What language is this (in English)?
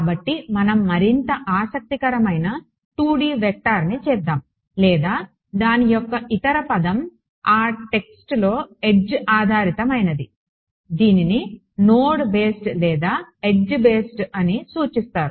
Telugu